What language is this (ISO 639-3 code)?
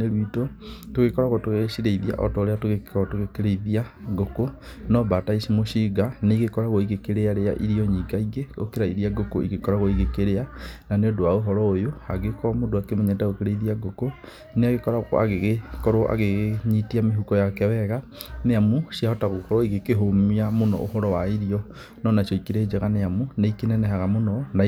kik